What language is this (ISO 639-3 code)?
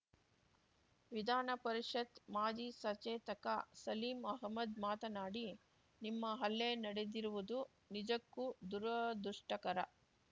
kan